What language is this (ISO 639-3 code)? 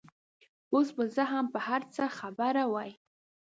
pus